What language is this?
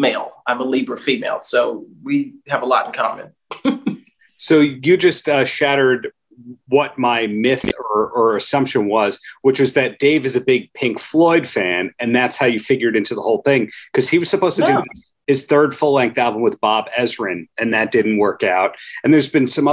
English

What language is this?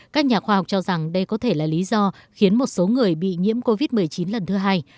Vietnamese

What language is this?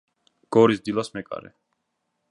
Georgian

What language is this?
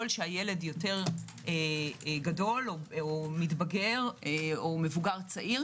Hebrew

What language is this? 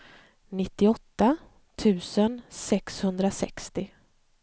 Swedish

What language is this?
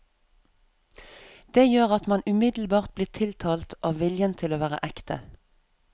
Norwegian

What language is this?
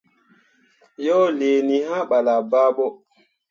Mundang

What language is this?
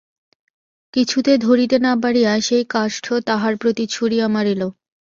Bangla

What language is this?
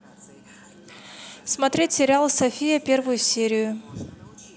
Russian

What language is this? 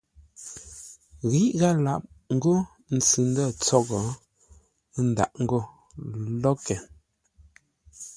Ngombale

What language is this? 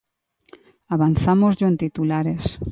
Galician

